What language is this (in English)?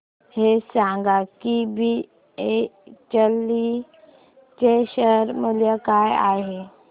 Marathi